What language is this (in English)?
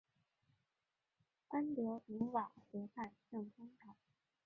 Chinese